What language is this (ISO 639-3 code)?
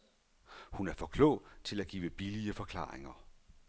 dan